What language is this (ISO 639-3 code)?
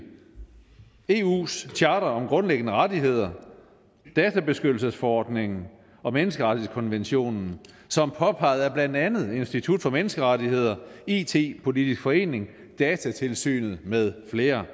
dan